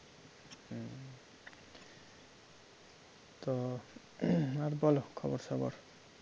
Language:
Bangla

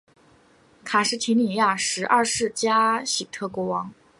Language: Chinese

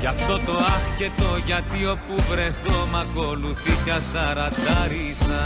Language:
Greek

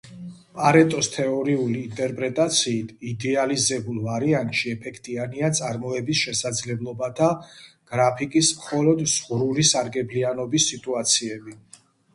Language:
Georgian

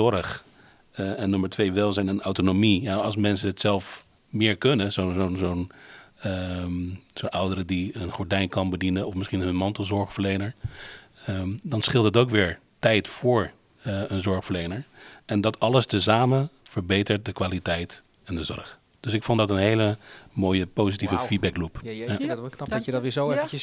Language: Dutch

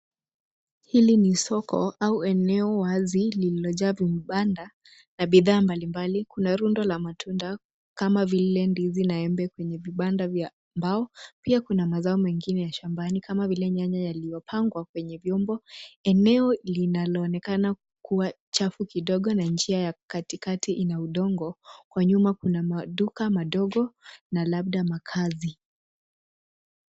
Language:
Swahili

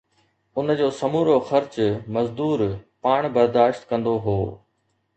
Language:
Sindhi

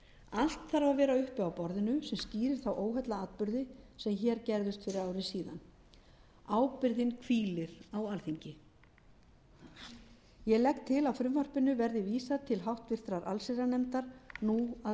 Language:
Icelandic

